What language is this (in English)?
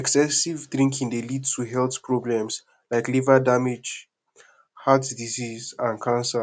Nigerian Pidgin